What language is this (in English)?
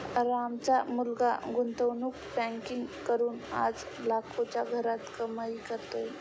Marathi